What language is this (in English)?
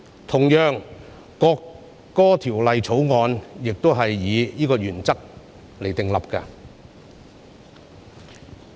Cantonese